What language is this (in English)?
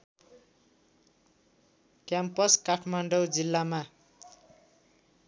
Nepali